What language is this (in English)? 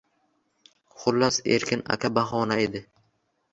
Uzbek